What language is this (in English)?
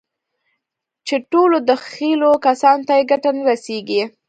Pashto